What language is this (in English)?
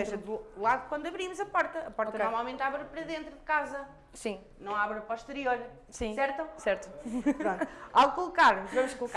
Portuguese